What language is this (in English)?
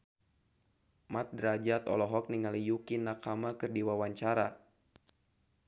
Sundanese